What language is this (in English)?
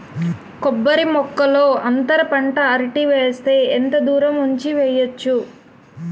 Telugu